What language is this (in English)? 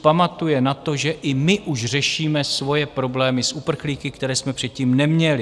Czech